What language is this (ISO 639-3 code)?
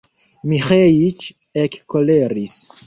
epo